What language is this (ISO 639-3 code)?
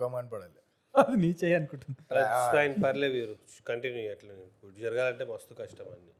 tel